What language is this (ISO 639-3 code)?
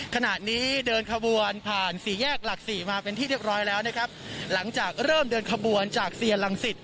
tha